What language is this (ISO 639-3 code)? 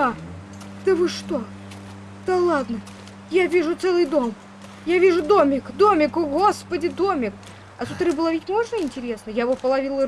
rus